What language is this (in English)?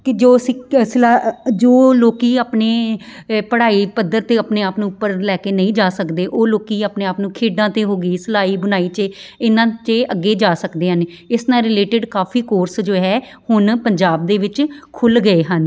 Punjabi